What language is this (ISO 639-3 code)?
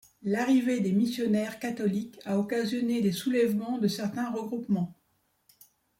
fra